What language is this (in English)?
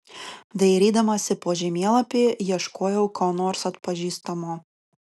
Lithuanian